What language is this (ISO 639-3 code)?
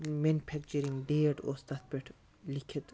kas